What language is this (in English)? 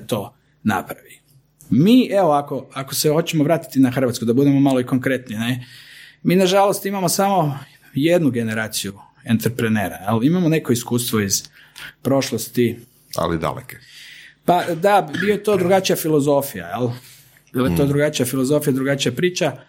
Croatian